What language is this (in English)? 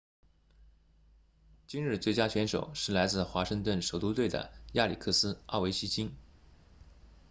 Chinese